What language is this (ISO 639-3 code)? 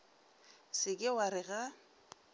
nso